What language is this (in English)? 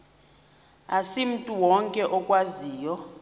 Xhosa